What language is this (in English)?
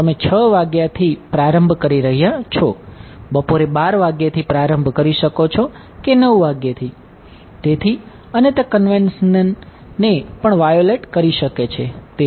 Gujarati